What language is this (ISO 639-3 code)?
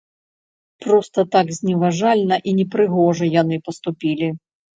bel